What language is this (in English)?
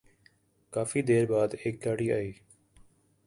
Urdu